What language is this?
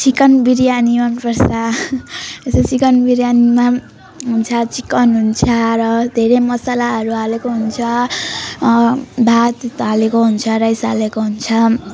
Nepali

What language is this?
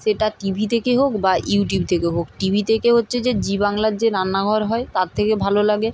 Bangla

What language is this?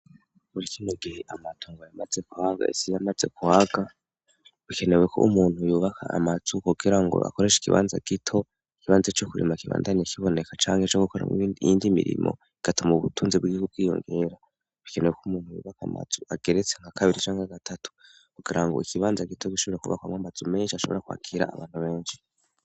Rundi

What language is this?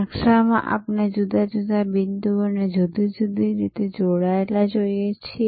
Gujarati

